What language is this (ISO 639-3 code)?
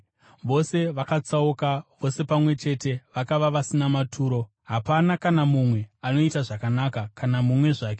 sna